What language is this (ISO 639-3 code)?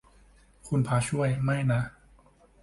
tha